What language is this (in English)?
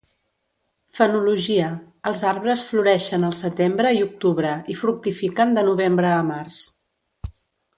Catalan